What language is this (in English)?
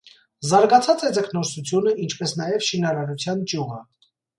Armenian